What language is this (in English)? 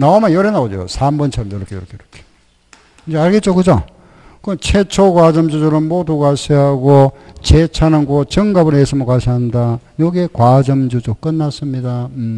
Korean